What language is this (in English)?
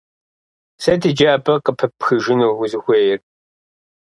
Kabardian